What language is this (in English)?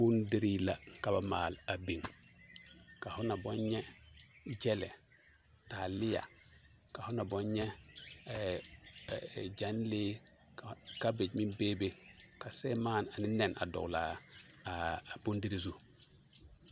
Southern Dagaare